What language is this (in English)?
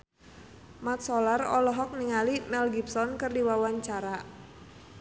Sundanese